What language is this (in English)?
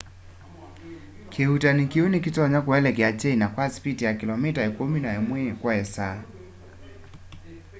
Kamba